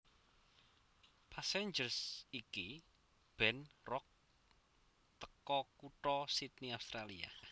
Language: Javanese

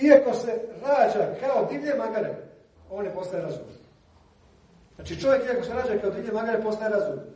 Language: Croatian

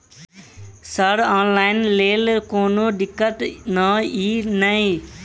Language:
Maithili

